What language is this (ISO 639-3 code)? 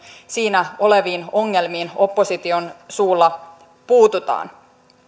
fin